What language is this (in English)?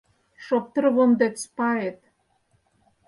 Mari